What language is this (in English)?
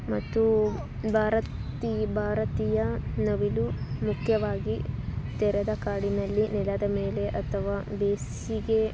Kannada